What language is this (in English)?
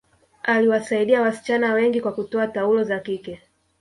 Swahili